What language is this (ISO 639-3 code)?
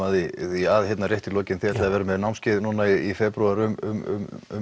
isl